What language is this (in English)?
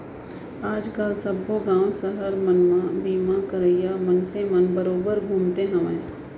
Chhattisgarhi